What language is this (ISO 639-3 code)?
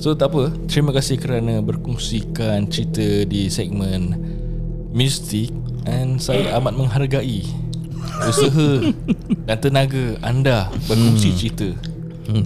msa